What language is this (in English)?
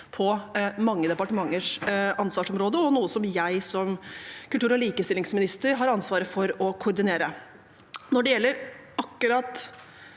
Norwegian